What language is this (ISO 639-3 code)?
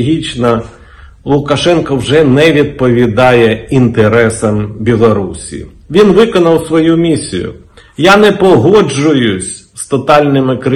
ukr